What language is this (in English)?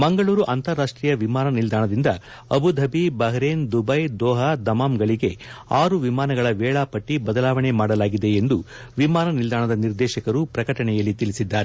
Kannada